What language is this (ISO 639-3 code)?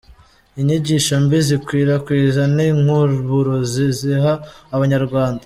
kin